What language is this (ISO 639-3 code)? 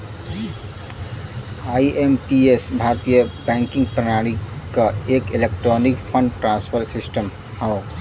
bho